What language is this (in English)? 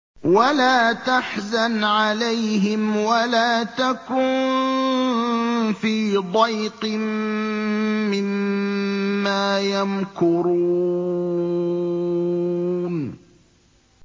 Arabic